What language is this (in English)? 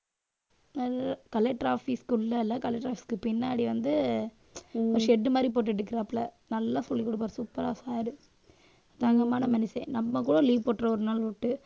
Tamil